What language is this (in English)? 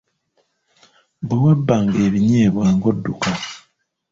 Ganda